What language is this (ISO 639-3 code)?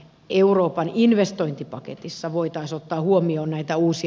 fin